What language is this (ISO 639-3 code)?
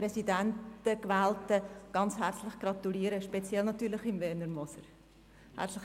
gsw